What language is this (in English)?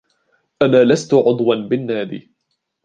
Arabic